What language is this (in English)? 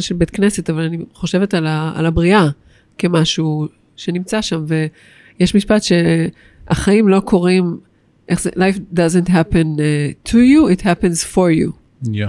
Hebrew